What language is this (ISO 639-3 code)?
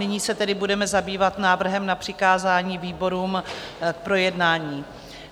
ces